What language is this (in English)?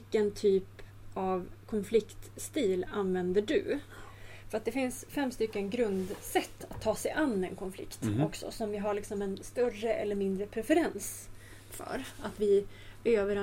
Swedish